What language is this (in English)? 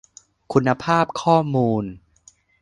Thai